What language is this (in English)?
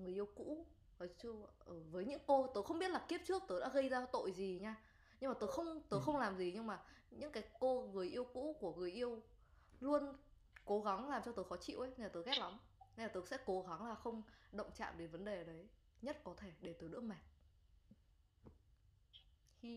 Vietnamese